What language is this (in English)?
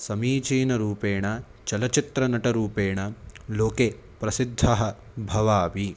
Sanskrit